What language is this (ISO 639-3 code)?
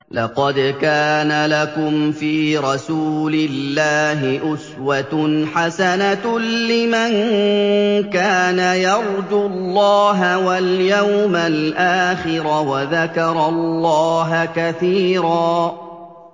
ara